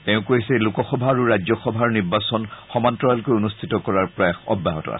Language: Assamese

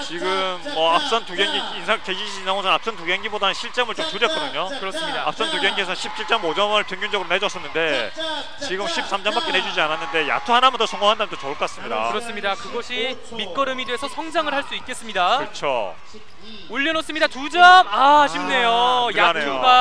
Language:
Korean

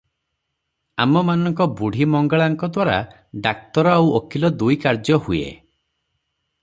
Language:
Odia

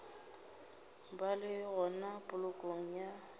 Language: Northern Sotho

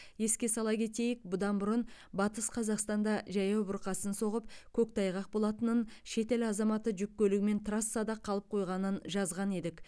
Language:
Kazakh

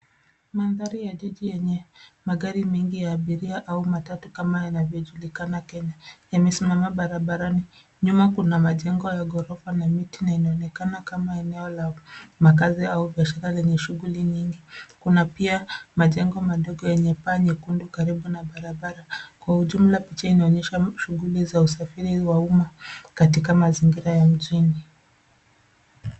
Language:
Swahili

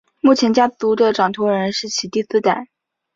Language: Chinese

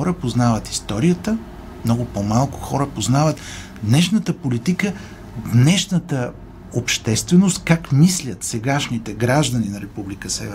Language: Bulgarian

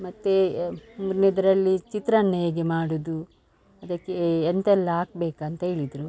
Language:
Kannada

